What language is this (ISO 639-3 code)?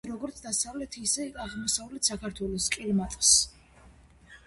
kat